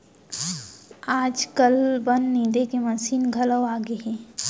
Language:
Chhattisgarhi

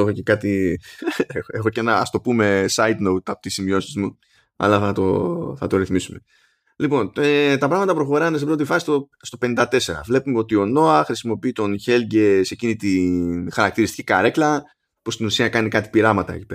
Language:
Greek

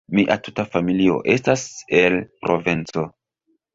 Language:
Esperanto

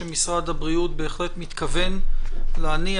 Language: Hebrew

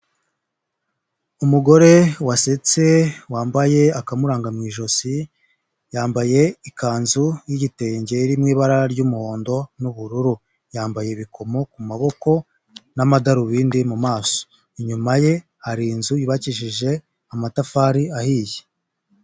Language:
Kinyarwanda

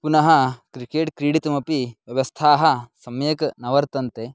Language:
Sanskrit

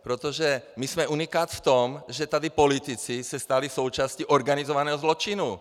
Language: Czech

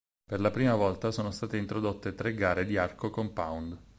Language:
Italian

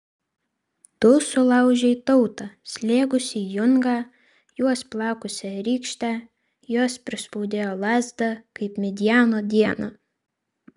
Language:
Lithuanian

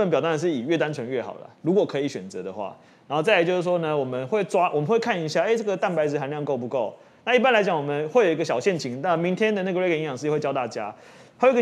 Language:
Chinese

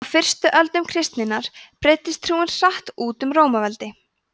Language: Icelandic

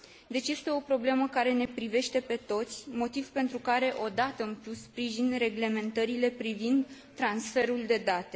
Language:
Romanian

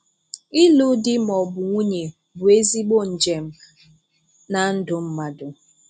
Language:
Igbo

